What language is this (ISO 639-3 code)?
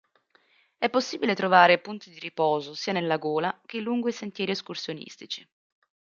ita